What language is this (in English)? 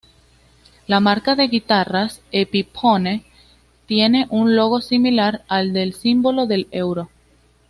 Spanish